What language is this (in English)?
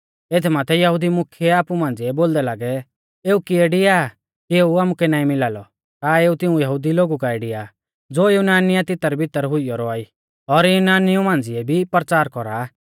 Mahasu Pahari